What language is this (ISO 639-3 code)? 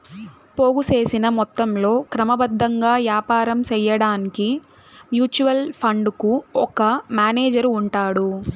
tel